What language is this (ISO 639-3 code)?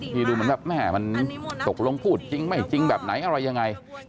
tha